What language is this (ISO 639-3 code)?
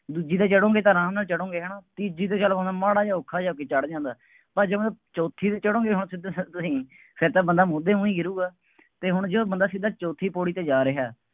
pan